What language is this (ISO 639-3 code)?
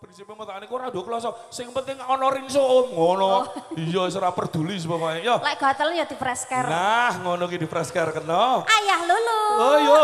ind